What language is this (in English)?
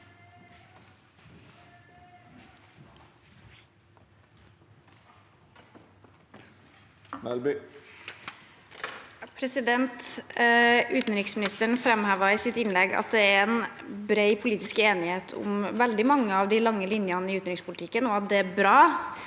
Norwegian